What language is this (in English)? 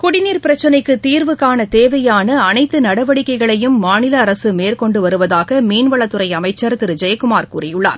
Tamil